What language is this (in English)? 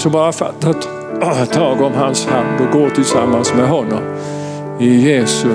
Swedish